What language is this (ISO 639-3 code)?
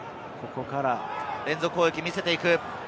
jpn